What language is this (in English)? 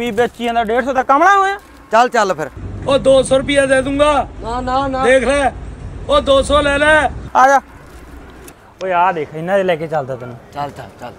Punjabi